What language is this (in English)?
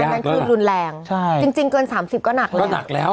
Thai